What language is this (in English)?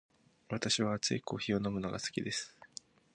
Japanese